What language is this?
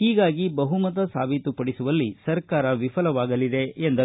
Kannada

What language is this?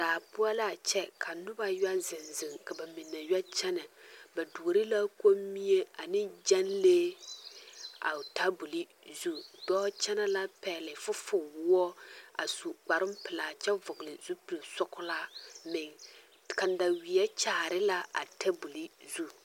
Southern Dagaare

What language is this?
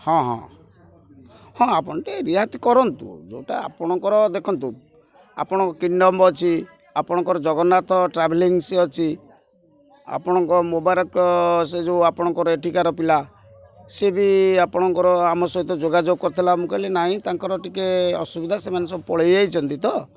Odia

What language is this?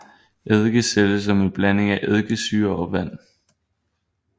Danish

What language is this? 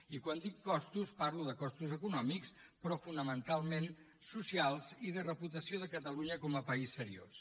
Catalan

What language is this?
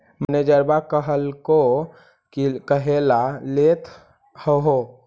Magahi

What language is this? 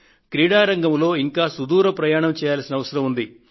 Telugu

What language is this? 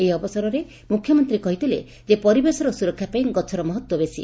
Odia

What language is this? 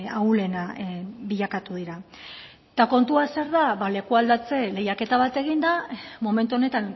Basque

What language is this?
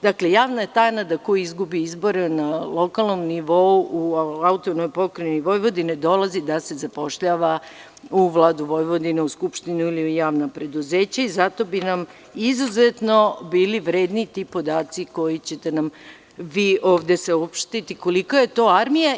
Serbian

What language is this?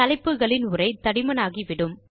Tamil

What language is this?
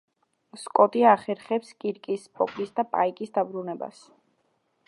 Georgian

